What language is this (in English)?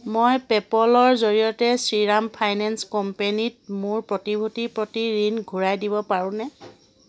Assamese